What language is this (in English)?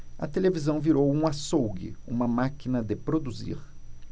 Portuguese